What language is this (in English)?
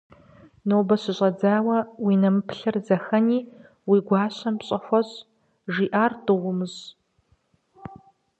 Kabardian